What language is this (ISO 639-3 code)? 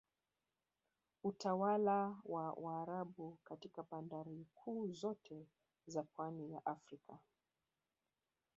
swa